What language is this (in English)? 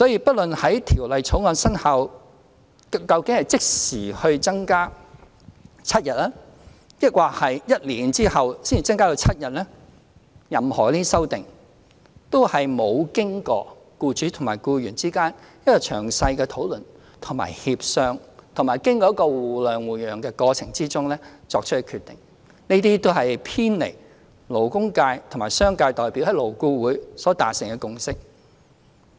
Cantonese